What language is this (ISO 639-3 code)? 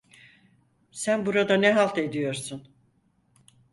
tur